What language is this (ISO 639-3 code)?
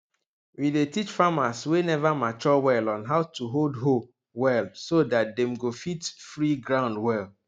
pcm